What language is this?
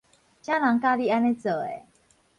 Min Nan Chinese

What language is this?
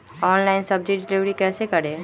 Magahi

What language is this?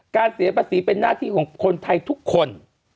Thai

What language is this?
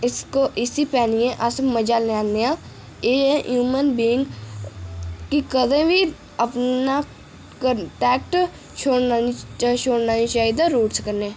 Dogri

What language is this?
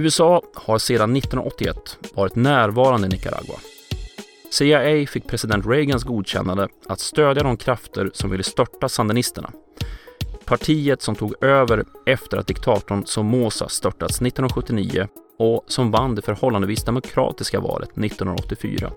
Swedish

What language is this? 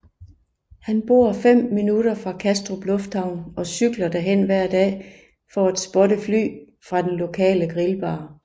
Danish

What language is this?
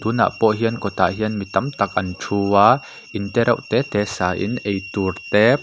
Mizo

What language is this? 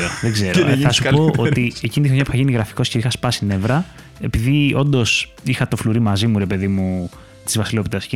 Greek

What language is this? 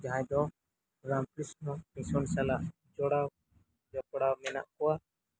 Santali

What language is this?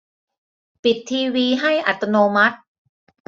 Thai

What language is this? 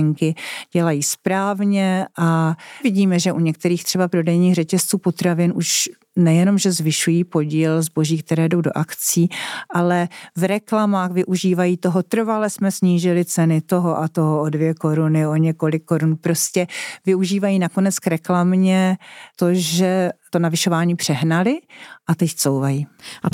Czech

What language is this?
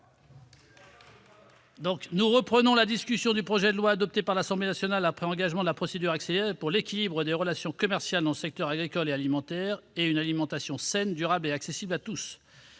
French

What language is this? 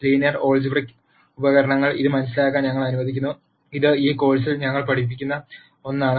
Malayalam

